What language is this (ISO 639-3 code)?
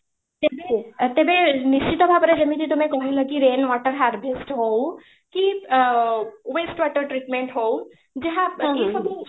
ori